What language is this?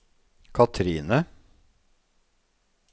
Norwegian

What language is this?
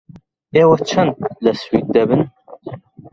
Central Kurdish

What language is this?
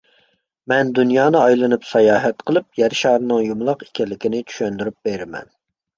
Uyghur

